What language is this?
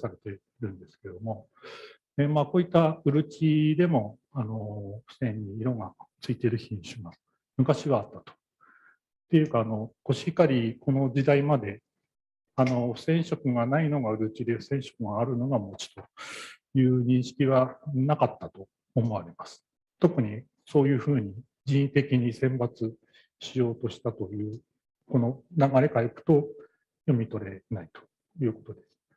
Japanese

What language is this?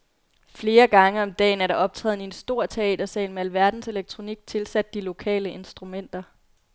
Danish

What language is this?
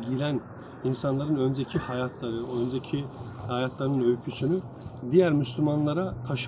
Turkish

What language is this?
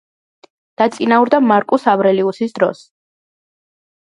Georgian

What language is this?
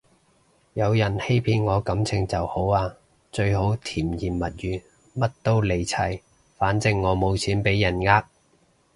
Cantonese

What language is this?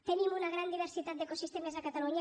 Catalan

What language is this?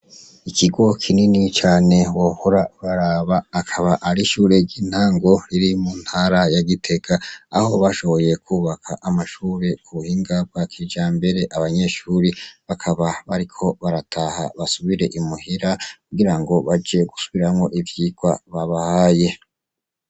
Rundi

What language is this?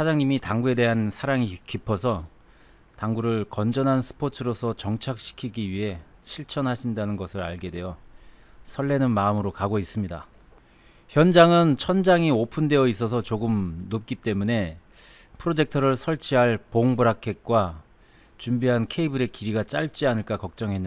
Korean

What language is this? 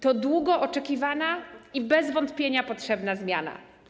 Polish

